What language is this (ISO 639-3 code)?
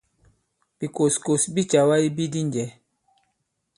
abb